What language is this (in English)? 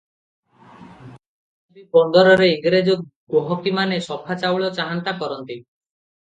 Odia